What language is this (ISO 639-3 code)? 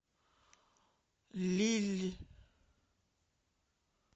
rus